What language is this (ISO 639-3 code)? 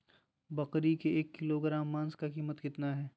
mag